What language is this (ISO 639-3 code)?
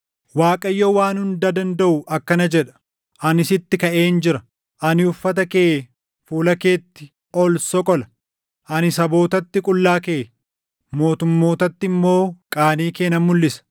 orm